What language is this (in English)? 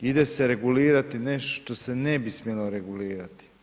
Croatian